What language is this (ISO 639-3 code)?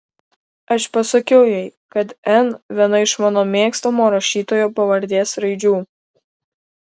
lit